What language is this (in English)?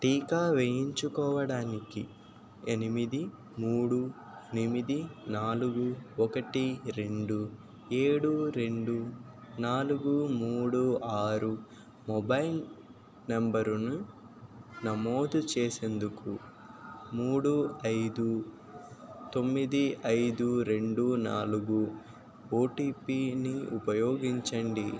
Telugu